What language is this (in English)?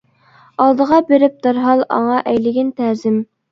Uyghur